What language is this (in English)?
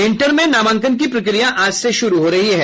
Hindi